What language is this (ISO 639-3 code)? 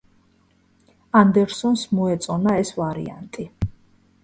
kat